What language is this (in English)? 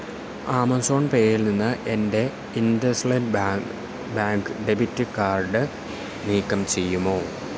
Malayalam